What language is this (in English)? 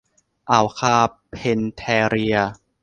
Thai